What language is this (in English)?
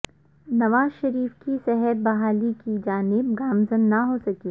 Urdu